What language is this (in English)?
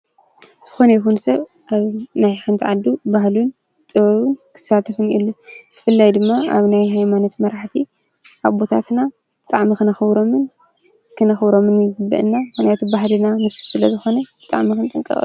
Tigrinya